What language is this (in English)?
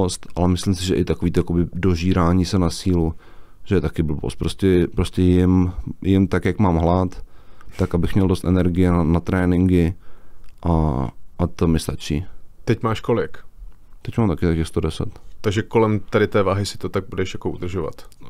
Czech